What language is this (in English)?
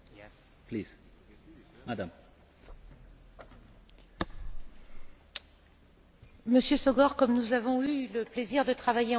French